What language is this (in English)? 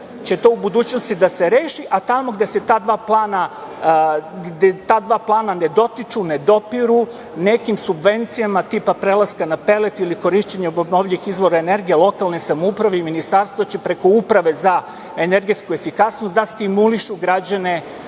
Serbian